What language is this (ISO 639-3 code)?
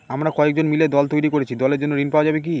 ben